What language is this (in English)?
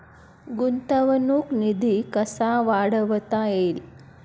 Marathi